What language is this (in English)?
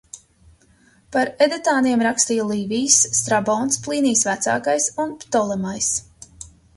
Latvian